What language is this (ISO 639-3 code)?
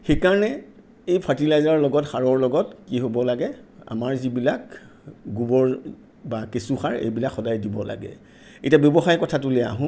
asm